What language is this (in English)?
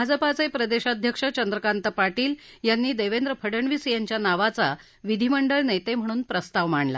Marathi